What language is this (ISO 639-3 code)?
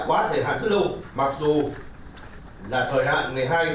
vie